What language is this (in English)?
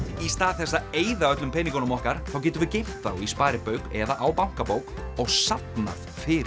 Icelandic